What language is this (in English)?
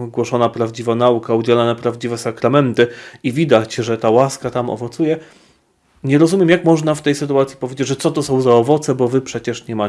Polish